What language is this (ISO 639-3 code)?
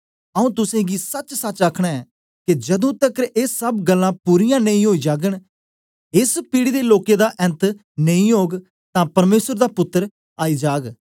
doi